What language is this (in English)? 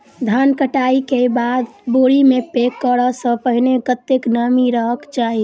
Maithili